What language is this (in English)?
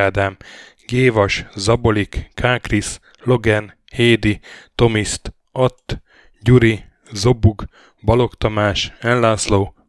Hungarian